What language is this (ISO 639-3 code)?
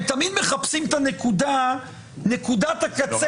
heb